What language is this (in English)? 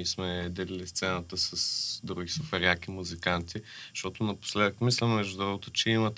Bulgarian